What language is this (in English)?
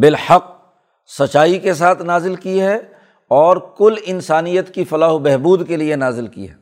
Urdu